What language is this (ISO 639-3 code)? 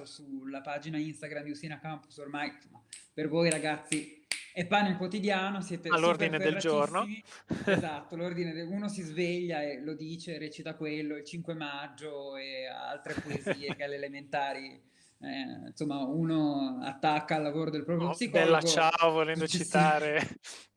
ita